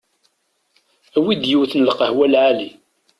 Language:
Kabyle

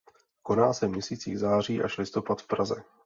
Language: Czech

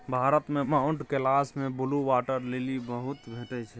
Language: Maithili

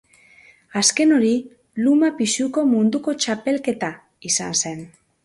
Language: Basque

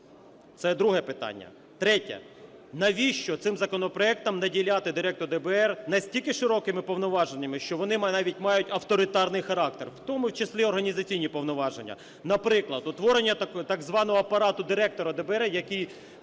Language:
Ukrainian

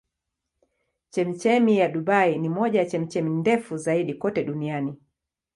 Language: Swahili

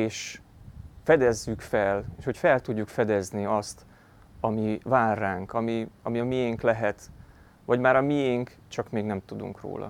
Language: Hungarian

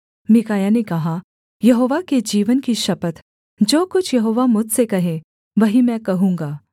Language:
Hindi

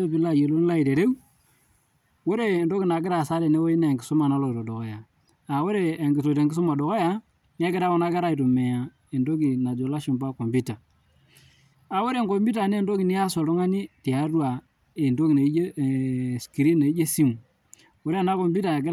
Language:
Masai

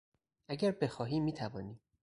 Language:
Persian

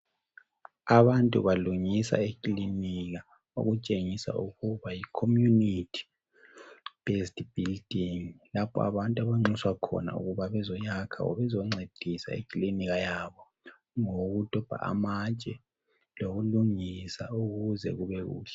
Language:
North Ndebele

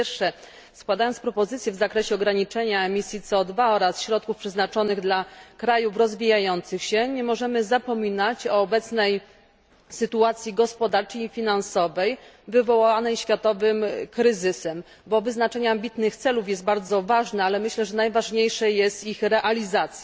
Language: Polish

